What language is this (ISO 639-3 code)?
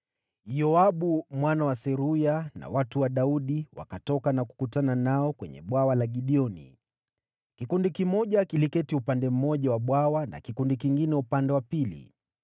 swa